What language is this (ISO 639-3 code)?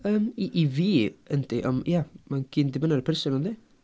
cym